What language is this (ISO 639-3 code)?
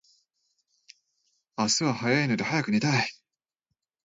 jpn